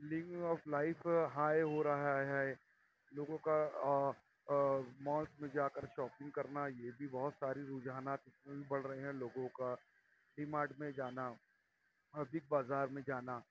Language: Urdu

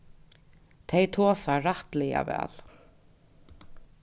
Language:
Faroese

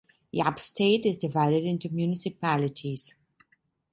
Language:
English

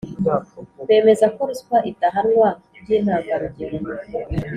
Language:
Kinyarwanda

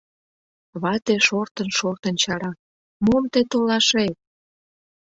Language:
Mari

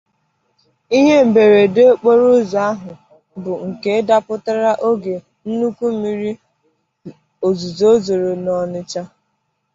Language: Igbo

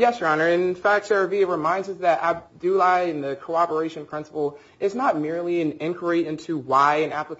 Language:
English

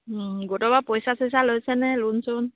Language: Assamese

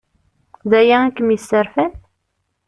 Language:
Kabyle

